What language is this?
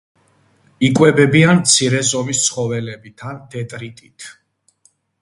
Georgian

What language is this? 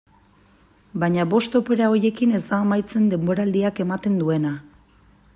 Basque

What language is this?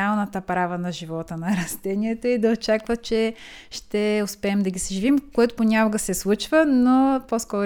Bulgarian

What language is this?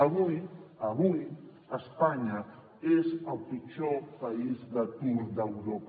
Catalan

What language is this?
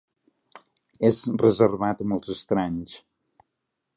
Catalan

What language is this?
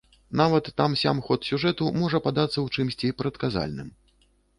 Belarusian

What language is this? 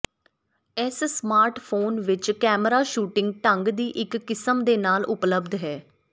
Punjabi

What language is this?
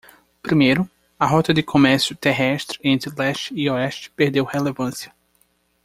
Portuguese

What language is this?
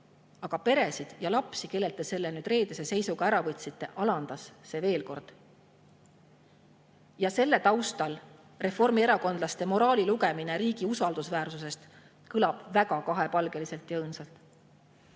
Estonian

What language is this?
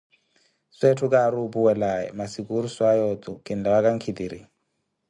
Koti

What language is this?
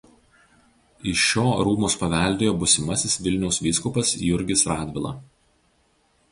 Lithuanian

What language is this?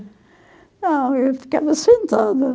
Portuguese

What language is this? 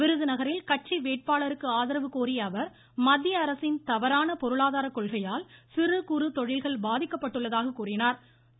Tamil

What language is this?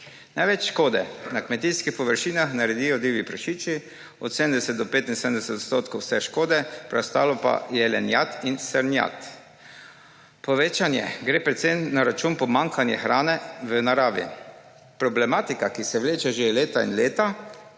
Slovenian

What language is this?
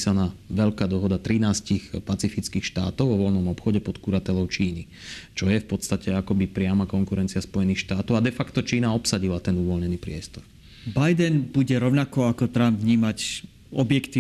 Slovak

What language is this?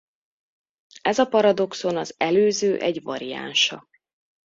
Hungarian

